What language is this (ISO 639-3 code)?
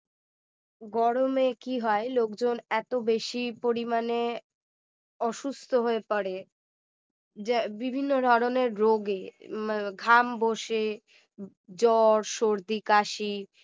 ben